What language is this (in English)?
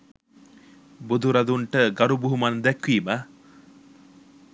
Sinhala